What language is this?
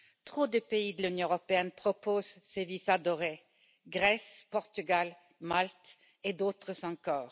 French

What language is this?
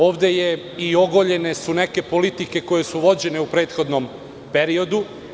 Serbian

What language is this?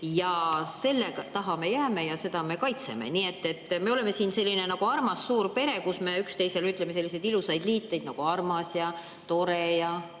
Estonian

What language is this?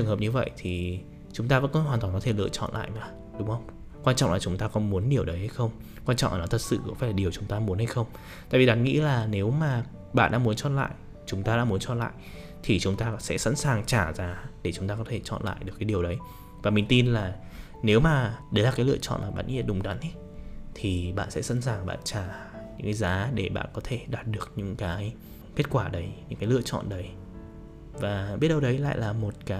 Vietnamese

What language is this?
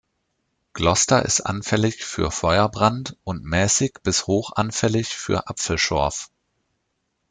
German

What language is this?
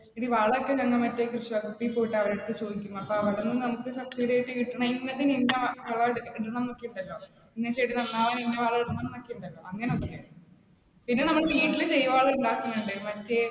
Malayalam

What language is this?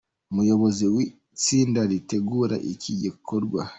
Kinyarwanda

